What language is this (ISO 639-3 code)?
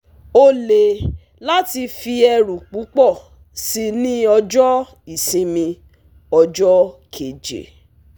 yor